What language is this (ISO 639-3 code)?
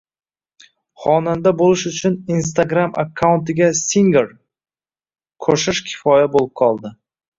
uzb